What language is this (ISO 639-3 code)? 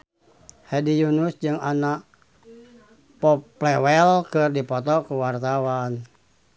sun